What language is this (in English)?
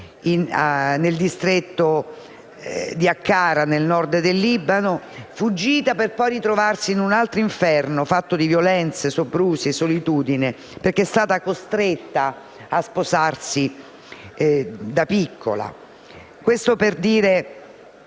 Italian